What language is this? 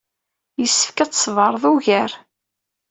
Kabyle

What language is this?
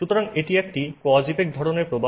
Bangla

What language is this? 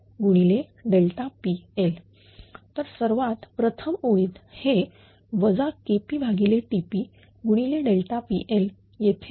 Marathi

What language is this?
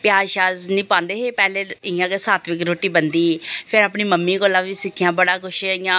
Dogri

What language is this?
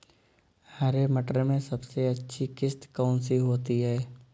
Hindi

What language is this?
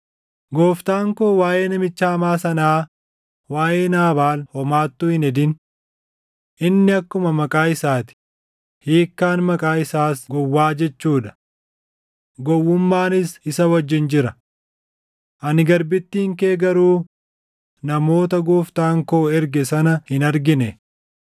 Oromo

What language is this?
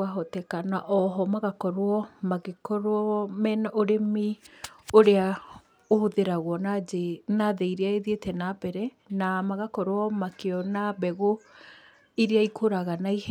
Kikuyu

